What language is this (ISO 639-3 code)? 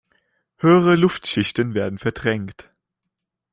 deu